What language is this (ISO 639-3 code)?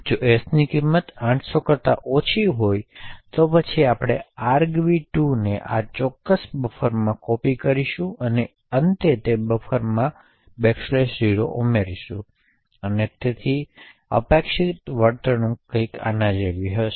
guj